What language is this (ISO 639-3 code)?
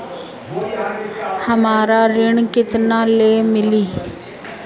bho